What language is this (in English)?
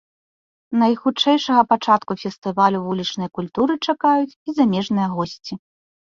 Belarusian